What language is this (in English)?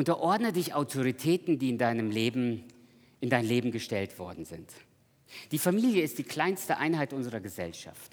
German